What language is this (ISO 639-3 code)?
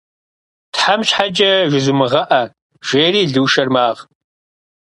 kbd